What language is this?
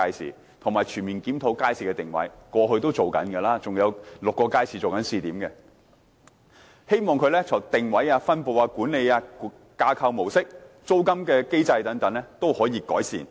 Cantonese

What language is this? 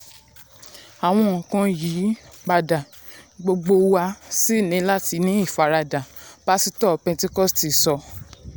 Yoruba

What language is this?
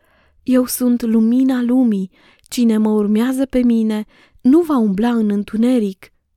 Romanian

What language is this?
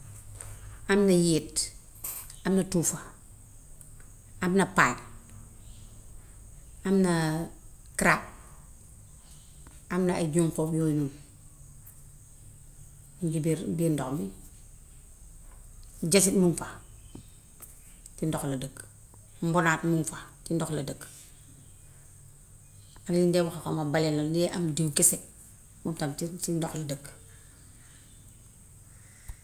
Gambian Wolof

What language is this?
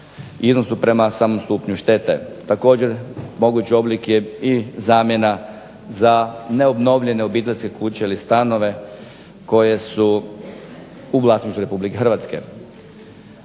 Croatian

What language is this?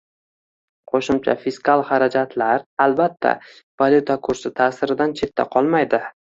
Uzbek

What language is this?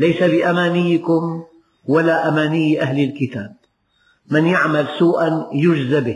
Arabic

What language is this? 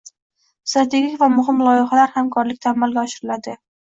Uzbek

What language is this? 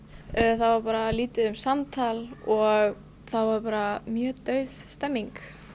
Icelandic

